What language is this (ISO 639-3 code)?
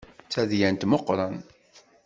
kab